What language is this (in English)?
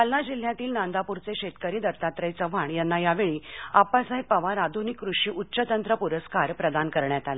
Marathi